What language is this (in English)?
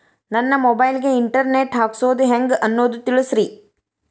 Kannada